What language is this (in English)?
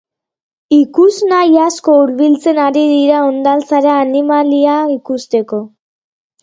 Basque